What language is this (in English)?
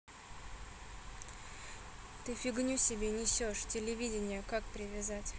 Russian